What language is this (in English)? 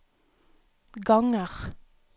Norwegian